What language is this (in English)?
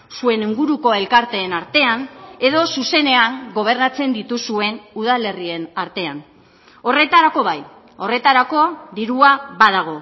Basque